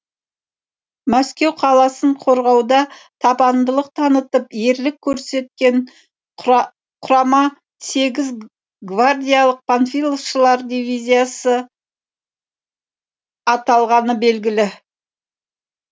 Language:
Kazakh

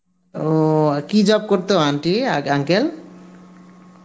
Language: Bangla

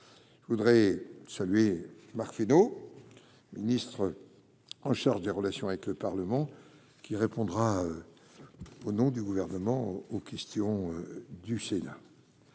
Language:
French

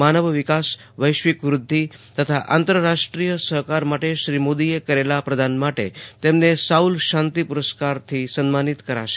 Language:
Gujarati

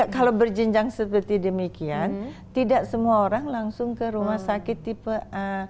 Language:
Indonesian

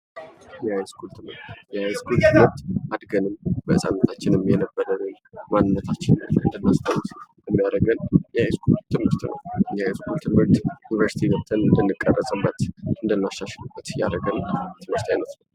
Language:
Amharic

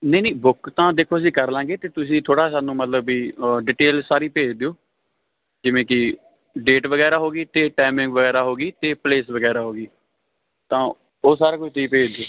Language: Punjabi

